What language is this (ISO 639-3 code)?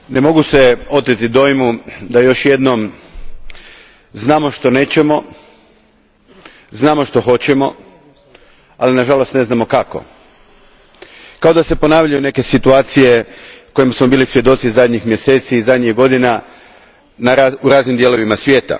hrv